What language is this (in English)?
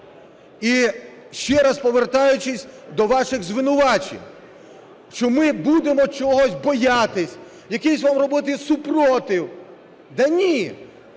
Ukrainian